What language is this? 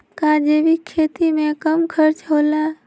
Magahi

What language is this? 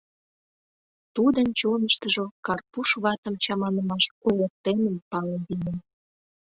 Mari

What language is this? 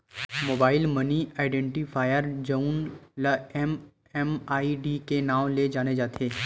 Chhattisgarhi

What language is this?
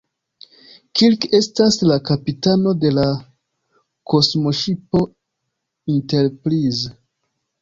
Esperanto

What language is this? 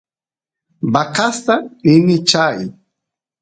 Santiago del Estero Quichua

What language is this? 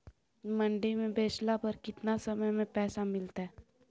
Magahi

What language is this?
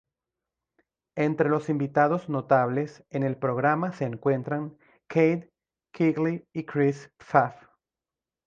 Spanish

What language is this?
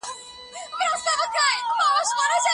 Pashto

